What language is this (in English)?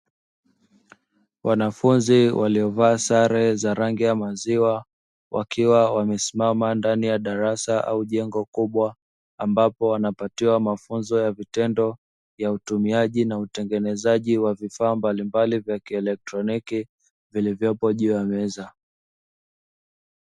Swahili